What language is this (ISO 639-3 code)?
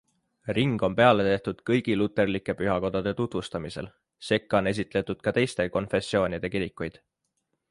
est